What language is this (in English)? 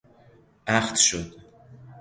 Persian